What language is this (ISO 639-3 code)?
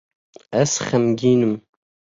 kur